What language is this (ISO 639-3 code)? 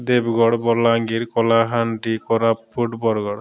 ori